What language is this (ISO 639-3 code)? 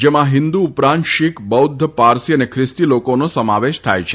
guj